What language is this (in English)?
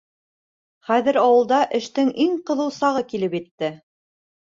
Bashkir